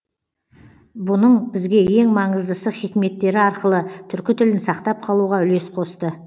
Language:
Kazakh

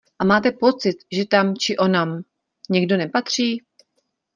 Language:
Czech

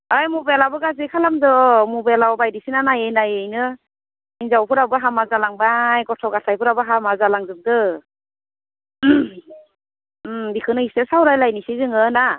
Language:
Bodo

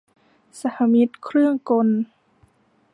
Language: Thai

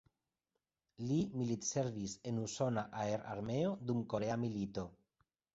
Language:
Esperanto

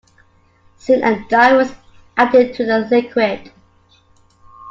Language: English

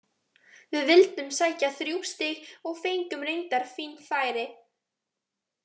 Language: Icelandic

